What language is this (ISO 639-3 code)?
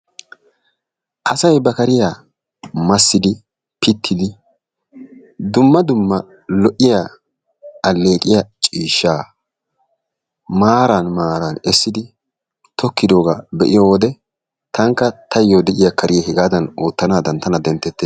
wal